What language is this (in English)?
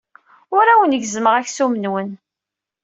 Kabyle